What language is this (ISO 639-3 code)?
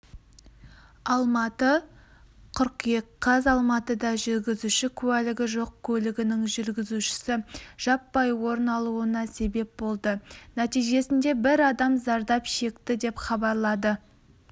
kaz